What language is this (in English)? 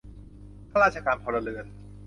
Thai